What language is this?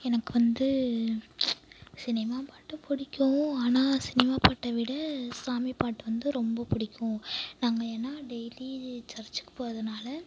Tamil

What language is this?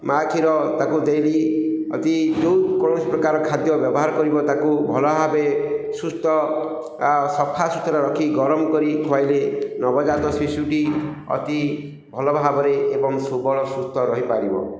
Odia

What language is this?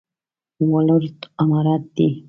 Pashto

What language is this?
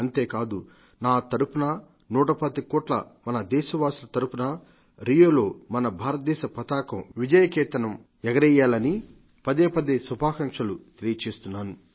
Telugu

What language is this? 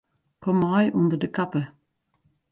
Western Frisian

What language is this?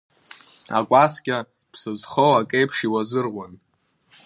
Abkhazian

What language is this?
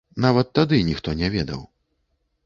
Belarusian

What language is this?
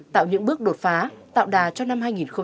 Vietnamese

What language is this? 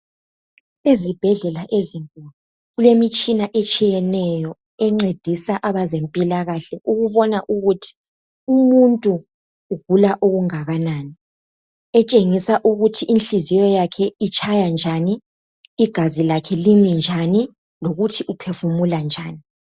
North Ndebele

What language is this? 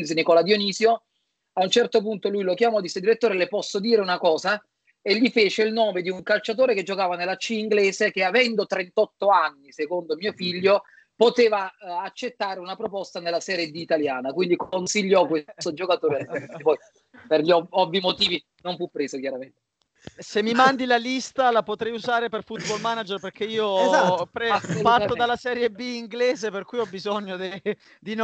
Italian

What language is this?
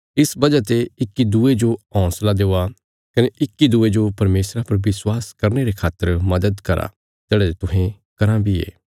Bilaspuri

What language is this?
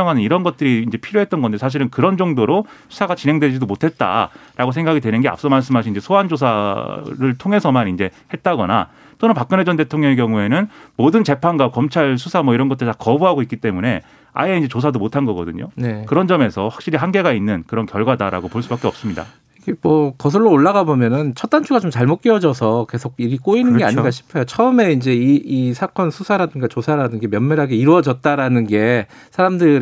Korean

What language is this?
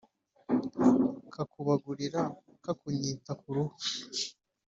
Kinyarwanda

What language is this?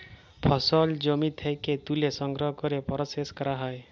Bangla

